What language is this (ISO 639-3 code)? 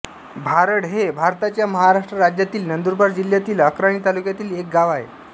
mar